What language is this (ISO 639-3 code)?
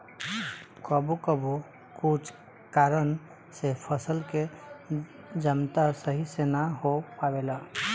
bho